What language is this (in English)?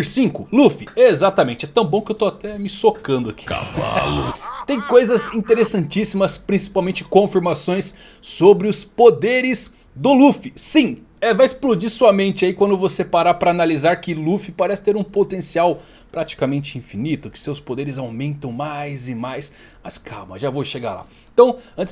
Portuguese